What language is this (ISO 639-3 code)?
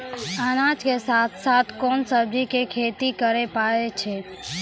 mai